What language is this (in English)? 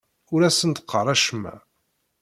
Kabyle